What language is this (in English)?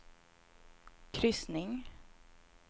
Swedish